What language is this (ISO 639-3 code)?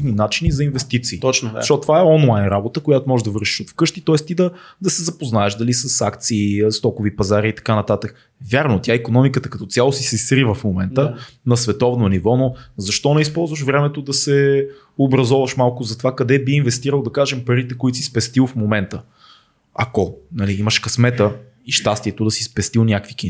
bul